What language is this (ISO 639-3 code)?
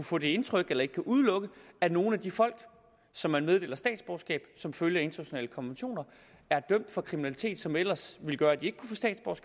dan